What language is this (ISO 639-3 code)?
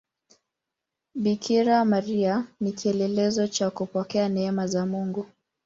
swa